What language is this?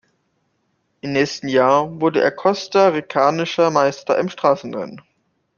German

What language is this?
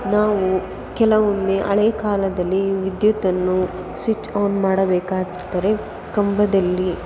Kannada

